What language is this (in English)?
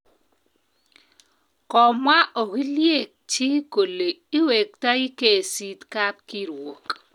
Kalenjin